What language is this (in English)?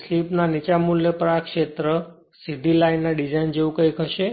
Gujarati